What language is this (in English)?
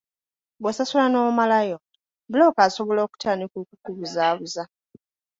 Ganda